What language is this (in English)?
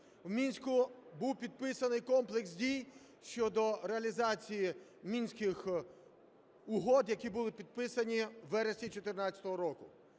Ukrainian